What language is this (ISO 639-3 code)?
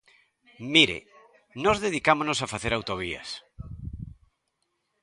glg